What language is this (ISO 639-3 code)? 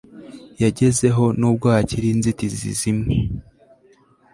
kin